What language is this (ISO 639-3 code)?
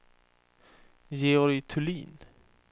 swe